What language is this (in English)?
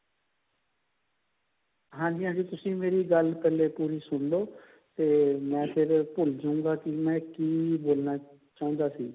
Punjabi